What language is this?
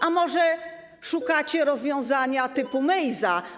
Polish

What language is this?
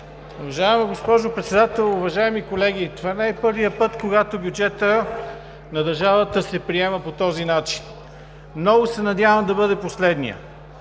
Bulgarian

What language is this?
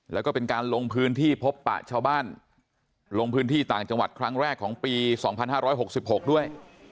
Thai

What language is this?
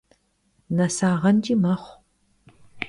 Kabardian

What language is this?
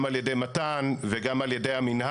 Hebrew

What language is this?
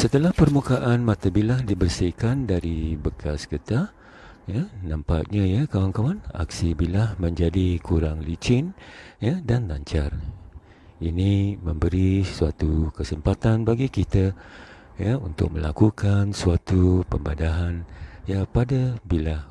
Malay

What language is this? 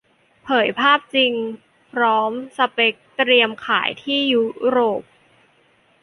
Thai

